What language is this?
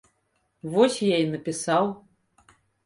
Belarusian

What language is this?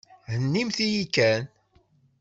Kabyle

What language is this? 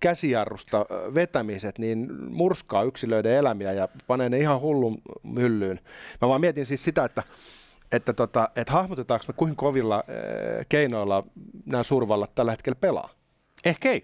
Finnish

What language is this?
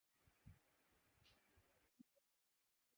Urdu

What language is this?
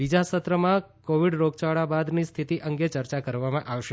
Gujarati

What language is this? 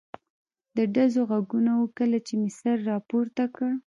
Pashto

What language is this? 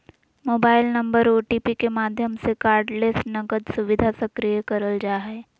Magahi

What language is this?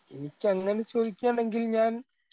Malayalam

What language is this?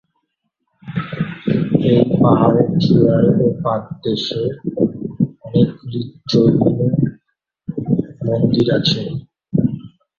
Bangla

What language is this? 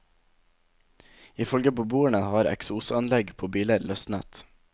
Norwegian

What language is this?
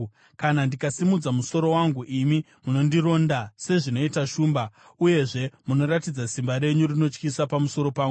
Shona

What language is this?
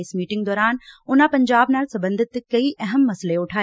Punjabi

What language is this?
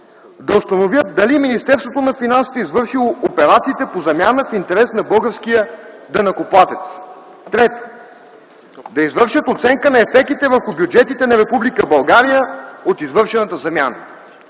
Bulgarian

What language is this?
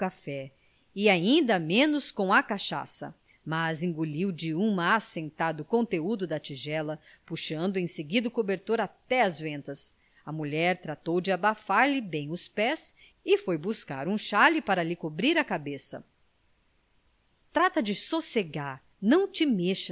Portuguese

